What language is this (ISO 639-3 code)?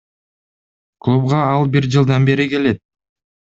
kir